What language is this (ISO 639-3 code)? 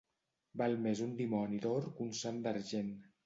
cat